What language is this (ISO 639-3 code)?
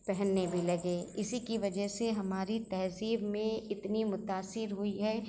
urd